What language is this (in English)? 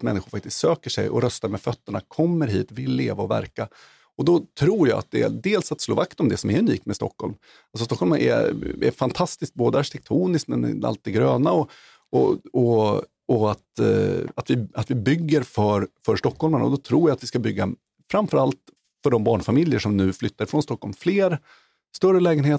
Swedish